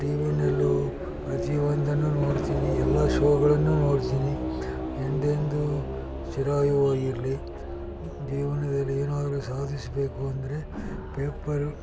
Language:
Kannada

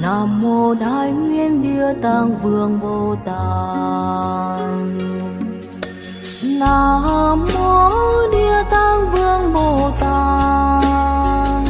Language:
Vietnamese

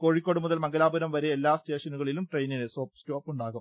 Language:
Malayalam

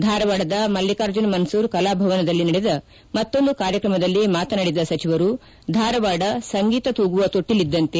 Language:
Kannada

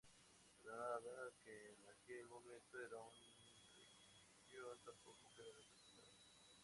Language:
Spanish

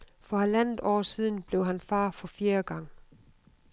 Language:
Danish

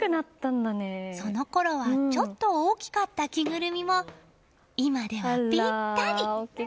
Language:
Japanese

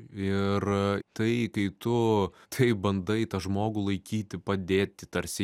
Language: Lithuanian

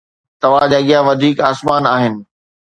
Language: Sindhi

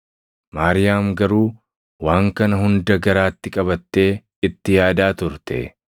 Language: Oromo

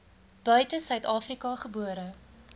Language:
Afrikaans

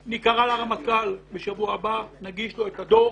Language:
Hebrew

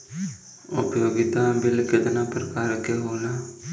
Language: Bhojpuri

